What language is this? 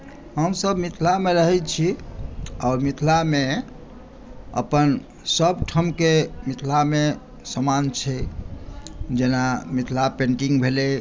Maithili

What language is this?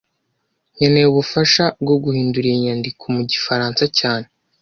Kinyarwanda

